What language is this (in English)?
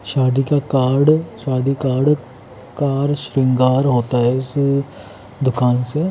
Hindi